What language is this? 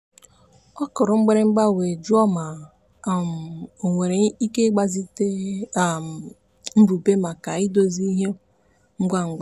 Igbo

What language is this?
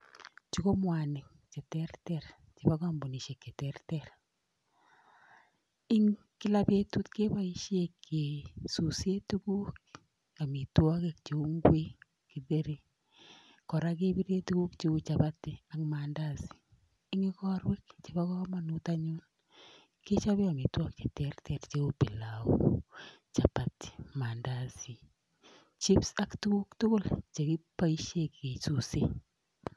Kalenjin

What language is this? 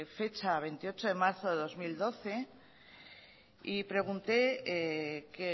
Spanish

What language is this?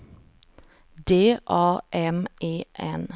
Swedish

